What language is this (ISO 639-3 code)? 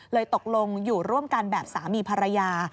tha